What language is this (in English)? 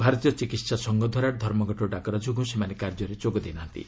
Odia